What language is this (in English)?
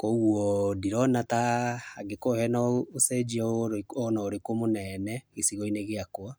Kikuyu